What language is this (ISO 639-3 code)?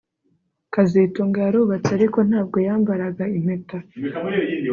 kin